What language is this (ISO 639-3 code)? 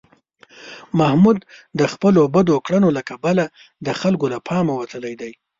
pus